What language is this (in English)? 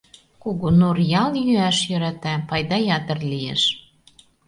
Mari